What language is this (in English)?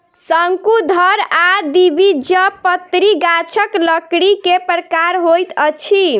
Maithili